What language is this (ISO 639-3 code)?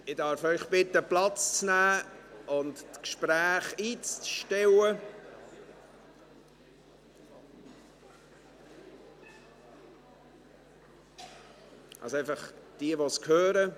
gsw